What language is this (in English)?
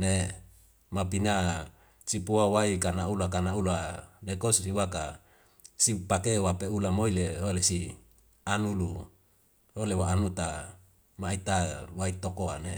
Wemale